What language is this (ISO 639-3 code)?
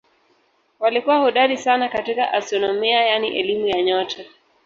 swa